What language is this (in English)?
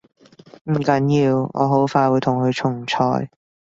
Cantonese